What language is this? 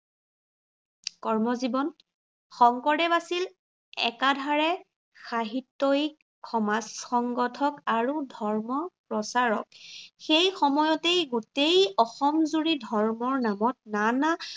Assamese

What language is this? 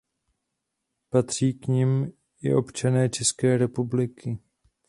Czech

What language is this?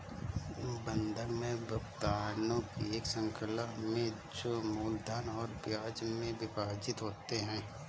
Hindi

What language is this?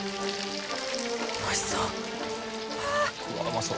Japanese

